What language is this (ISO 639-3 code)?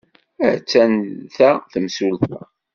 kab